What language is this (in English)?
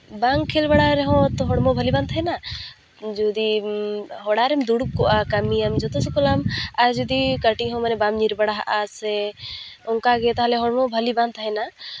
Santali